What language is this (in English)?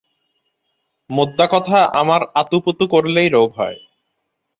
Bangla